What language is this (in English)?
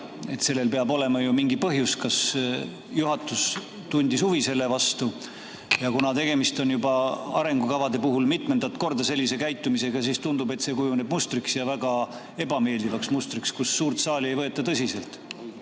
Estonian